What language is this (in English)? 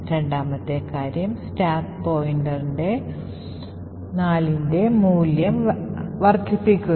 Malayalam